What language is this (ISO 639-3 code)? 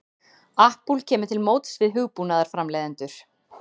isl